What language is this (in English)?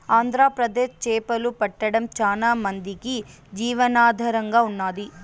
Telugu